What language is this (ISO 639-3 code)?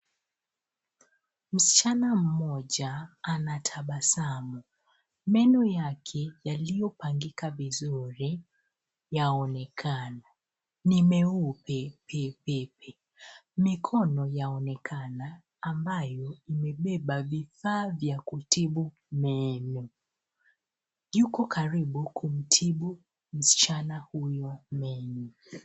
swa